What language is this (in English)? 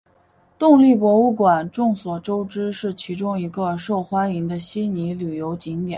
Chinese